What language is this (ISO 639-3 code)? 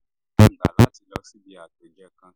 yor